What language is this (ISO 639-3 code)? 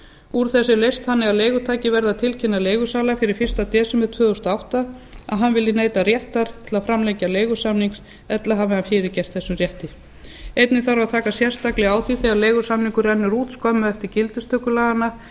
isl